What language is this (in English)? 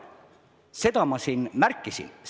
Estonian